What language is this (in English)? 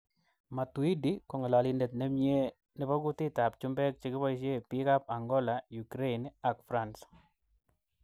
Kalenjin